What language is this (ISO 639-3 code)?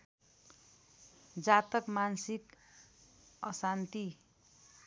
nep